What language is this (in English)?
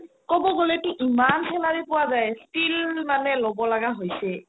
Assamese